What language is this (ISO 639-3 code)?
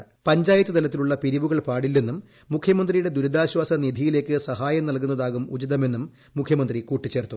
mal